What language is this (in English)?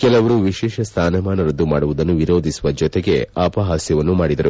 Kannada